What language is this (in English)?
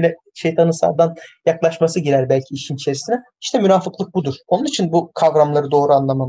Turkish